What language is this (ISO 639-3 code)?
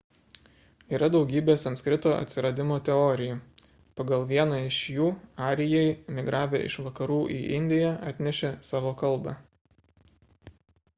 lit